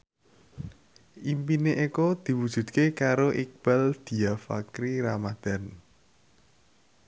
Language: Javanese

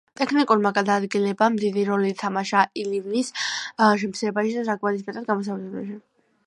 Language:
Georgian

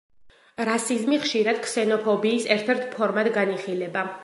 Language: Georgian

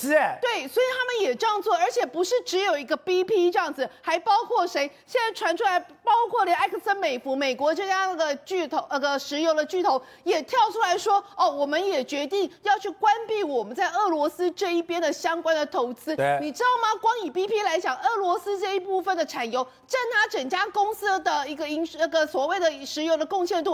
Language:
Chinese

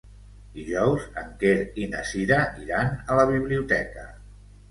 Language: Catalan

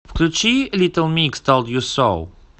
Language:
Russian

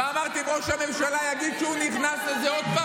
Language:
Hebrew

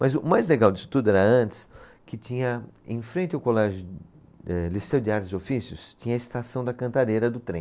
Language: Portuguese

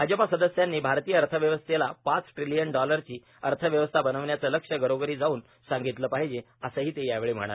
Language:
Marathi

